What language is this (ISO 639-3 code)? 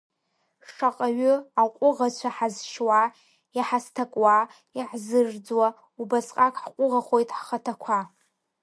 abk